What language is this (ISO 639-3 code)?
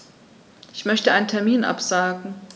deu